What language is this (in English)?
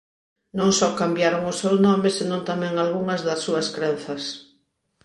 Galician